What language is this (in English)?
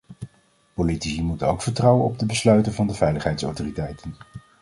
Dutch